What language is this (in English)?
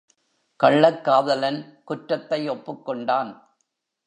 Tamil